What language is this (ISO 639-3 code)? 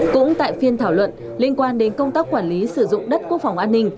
vie